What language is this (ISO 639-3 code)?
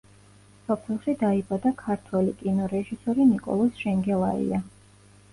kat